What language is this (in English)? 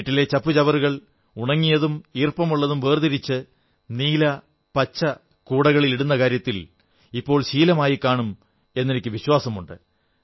Malayalam